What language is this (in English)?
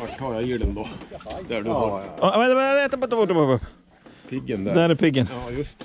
Swedish